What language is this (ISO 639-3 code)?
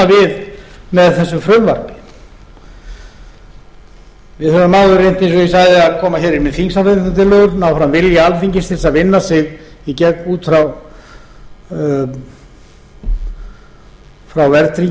isl